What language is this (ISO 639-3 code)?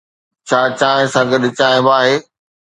snd